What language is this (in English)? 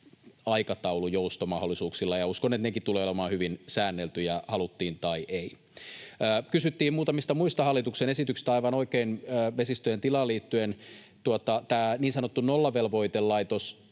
Finnish